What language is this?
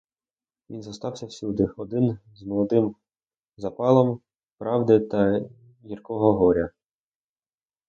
Ukrainian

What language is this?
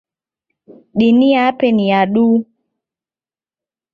Taita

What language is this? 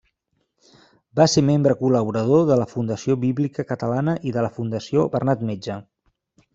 Catalan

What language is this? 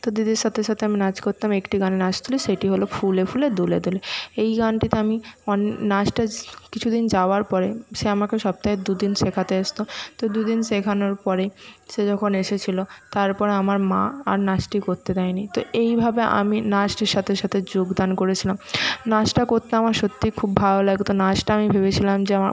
Bangla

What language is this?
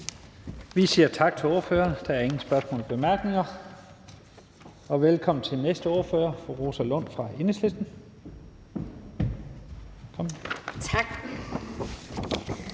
Danish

